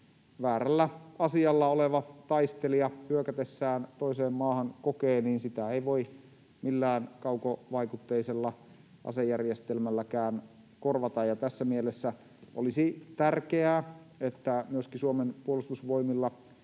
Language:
Finnish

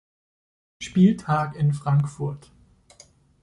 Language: German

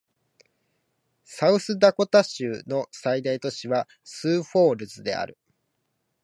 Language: Japanese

